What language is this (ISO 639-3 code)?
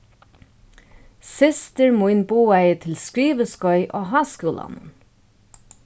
fao